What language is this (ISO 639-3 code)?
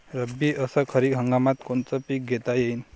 mar